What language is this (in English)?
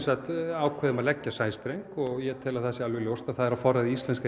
Icelandic